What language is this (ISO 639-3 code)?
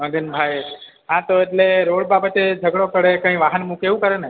guj